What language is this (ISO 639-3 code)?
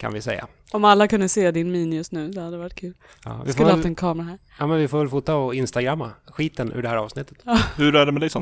swe